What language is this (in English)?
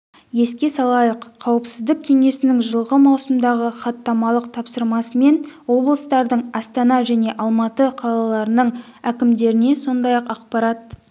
Kazakh